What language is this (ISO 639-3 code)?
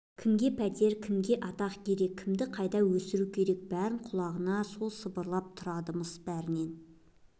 kaz